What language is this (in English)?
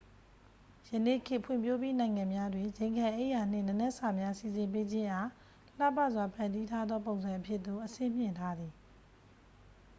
Burmese